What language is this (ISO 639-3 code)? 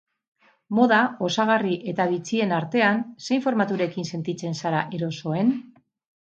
eus